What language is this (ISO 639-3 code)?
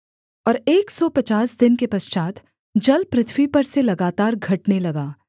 hin